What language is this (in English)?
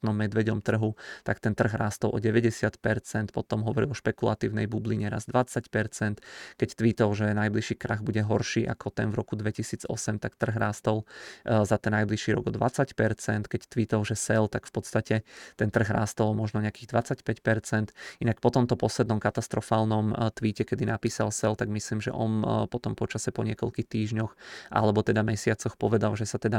Czech